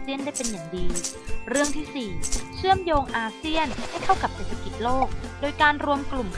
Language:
Thai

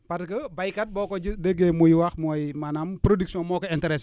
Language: Wolof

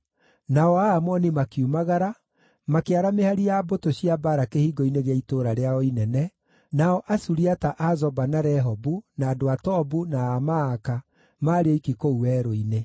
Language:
Kikuyu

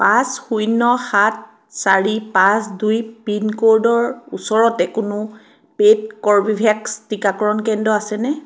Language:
Assamese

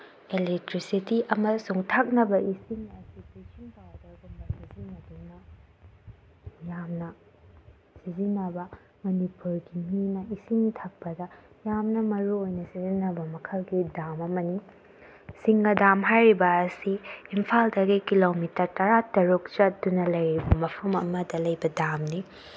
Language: Manipuri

